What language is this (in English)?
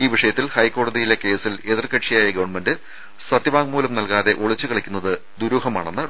Malayalam